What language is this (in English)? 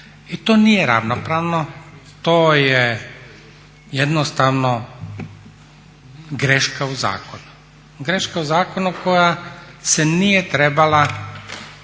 Croatian